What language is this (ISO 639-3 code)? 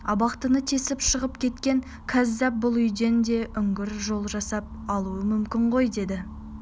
kaz